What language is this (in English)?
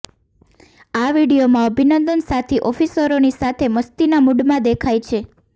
Gujarati